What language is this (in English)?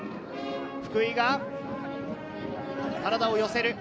Japanese